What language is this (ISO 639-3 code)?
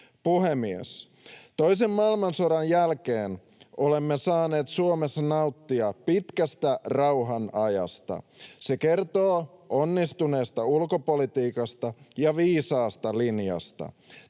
fin